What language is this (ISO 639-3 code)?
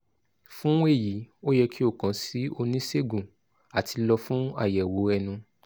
yor